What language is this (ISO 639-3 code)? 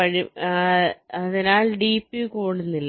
mal